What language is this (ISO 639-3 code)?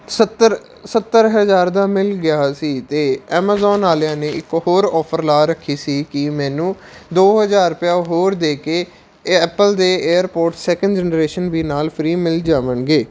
pan